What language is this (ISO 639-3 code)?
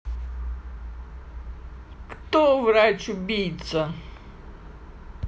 rus